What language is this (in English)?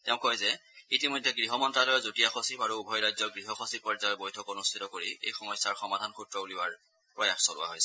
Assamese